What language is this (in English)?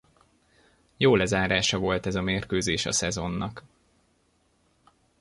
Hungarian